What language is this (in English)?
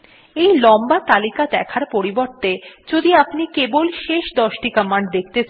Bangla